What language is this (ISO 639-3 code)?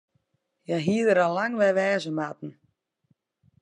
fry